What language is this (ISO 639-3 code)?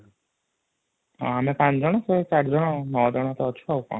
ori